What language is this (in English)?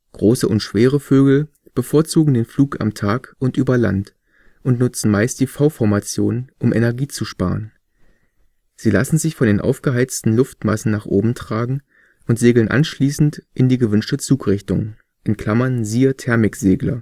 German